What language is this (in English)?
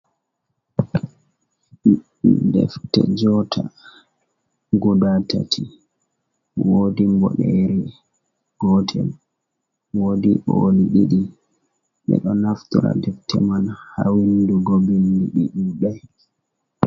Fula